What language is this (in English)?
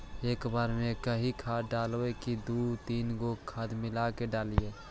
Magahi